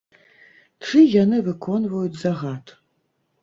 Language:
Belarusian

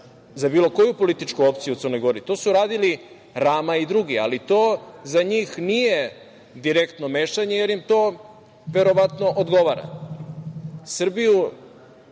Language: Serbian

